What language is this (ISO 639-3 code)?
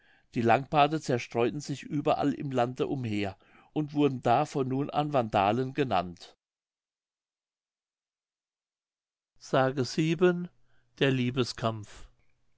deu